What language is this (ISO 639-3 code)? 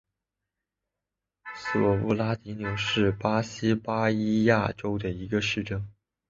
zho